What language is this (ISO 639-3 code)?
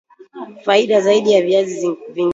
swa